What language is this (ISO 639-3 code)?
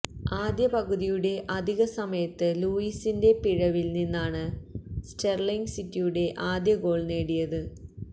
mal